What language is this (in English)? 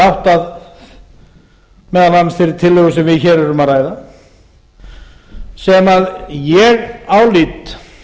Icelandic